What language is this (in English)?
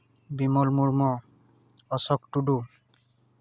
Santali